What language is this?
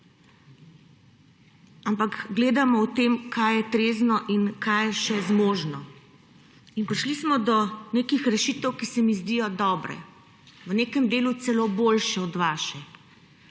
Slovenian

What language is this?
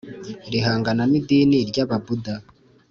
Kinyarwanda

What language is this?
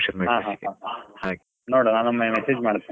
Kannada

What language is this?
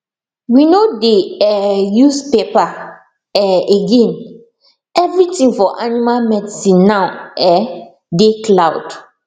Nigerian Pidgin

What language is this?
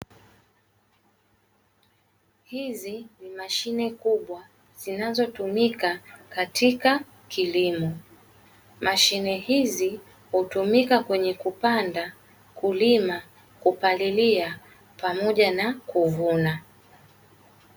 Swahili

